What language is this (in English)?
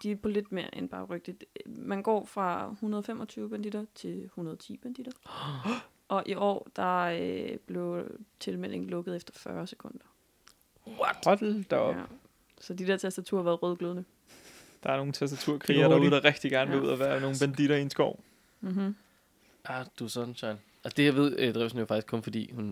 Danish